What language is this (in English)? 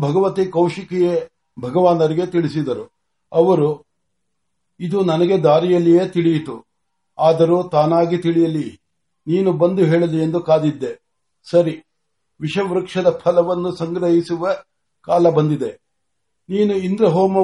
Marathi